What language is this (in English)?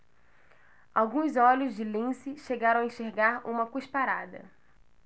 Portuguese